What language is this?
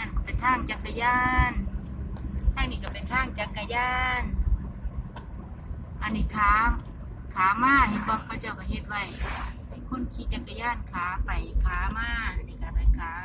Thai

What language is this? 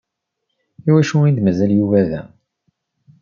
Kabyle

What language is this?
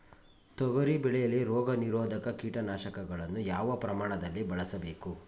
Kannada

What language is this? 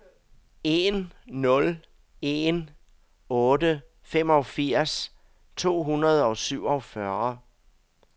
Danish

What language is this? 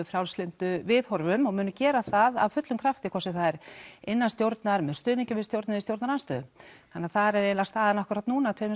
Icelandic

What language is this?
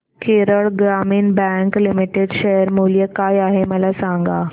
Marathi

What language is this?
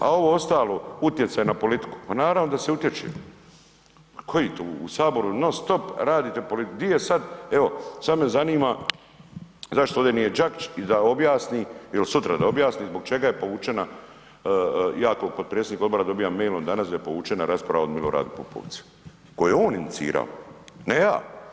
Croatian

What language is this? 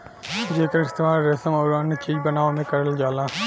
Bhojpuri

